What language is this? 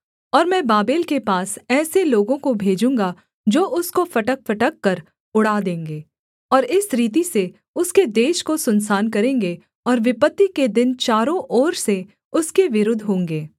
Hindi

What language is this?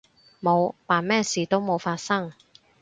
Cantonese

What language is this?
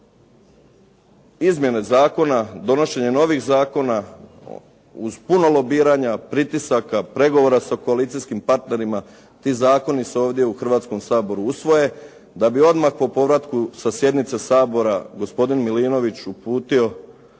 Croatian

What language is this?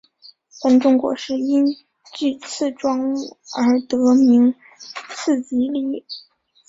Chinese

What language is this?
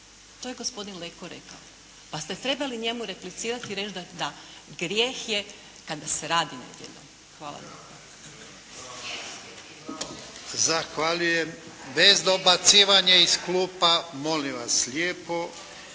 Croatian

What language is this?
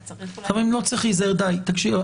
Hebrew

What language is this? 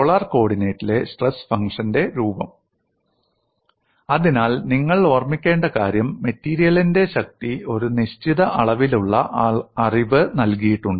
Malayalam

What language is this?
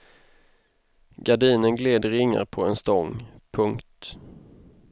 Swedish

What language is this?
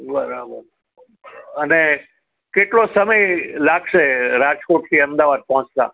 Gujarati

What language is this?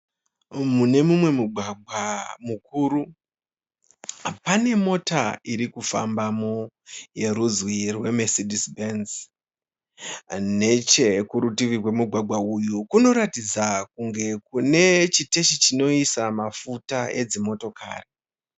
Shona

